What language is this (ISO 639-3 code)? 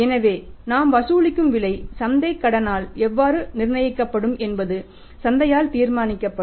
tam